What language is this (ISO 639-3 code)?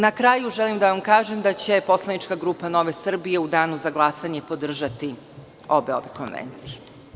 srp